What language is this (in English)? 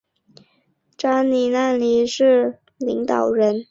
Chinese